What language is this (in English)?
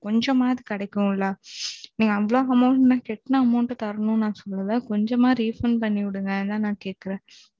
Tamil